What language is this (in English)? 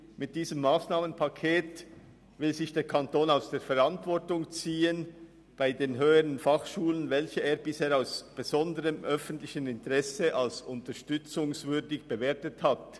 Swiss German